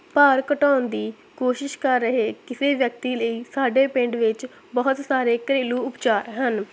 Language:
Punjabi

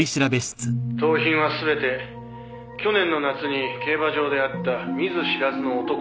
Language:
Japanese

